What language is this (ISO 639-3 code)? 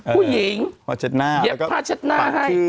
tha